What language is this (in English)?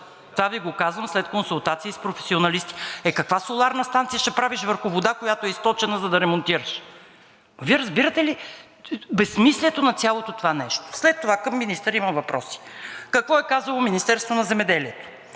Bulgarian